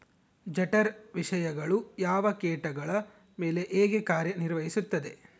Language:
Kannada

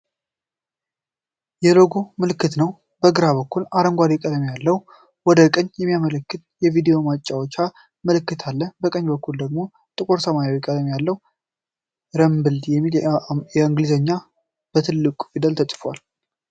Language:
Amharic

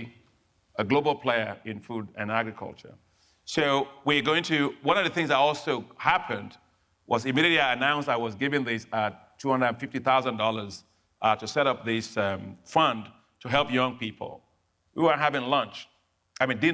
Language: English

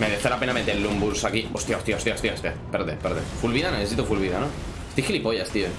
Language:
Spanish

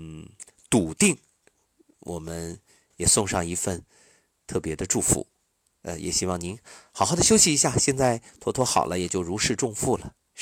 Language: Chinese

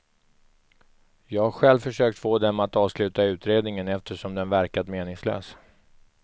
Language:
Swedish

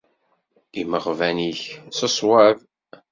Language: Kabyle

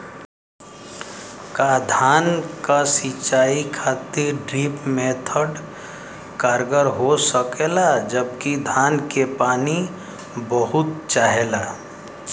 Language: Bhojpuri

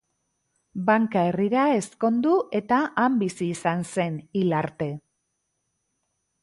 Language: Basque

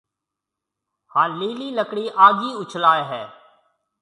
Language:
Marwari (Pakistan)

